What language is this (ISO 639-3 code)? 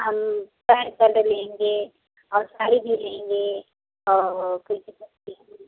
hin